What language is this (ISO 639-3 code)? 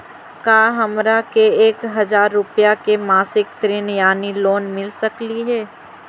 mag